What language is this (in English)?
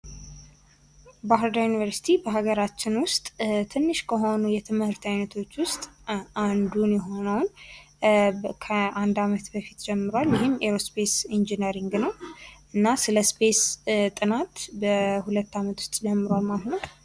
Amharic